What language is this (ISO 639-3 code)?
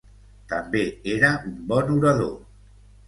cat